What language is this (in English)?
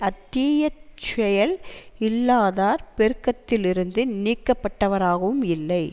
Tamil